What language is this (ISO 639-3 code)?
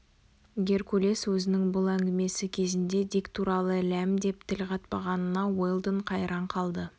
kaz